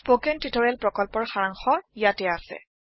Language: Assamese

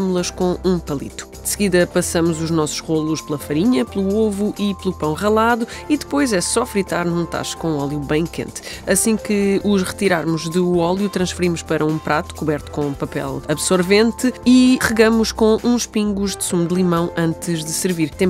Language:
Portuguese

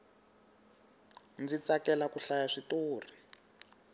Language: Tsonga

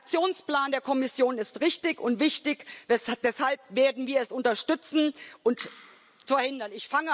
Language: German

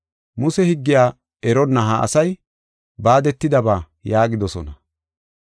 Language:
Gofa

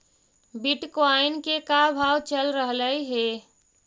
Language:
Magahi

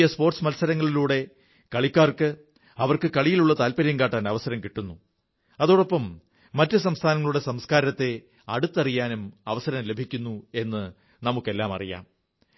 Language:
Malayalam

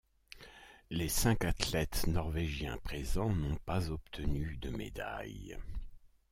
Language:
French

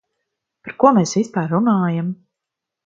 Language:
Latvian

